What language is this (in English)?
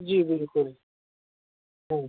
Urdu